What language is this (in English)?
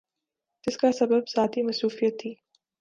Urdu